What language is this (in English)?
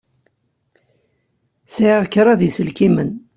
Kabyle